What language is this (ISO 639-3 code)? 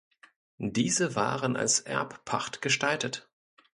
deu